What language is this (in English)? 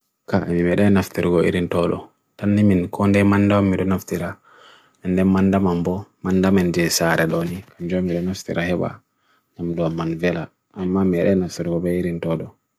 Bagirmi Fulfulde